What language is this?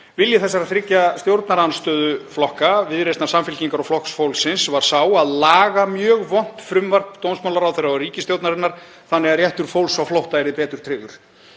Icelandic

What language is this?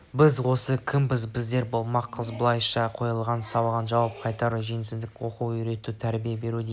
Kazakh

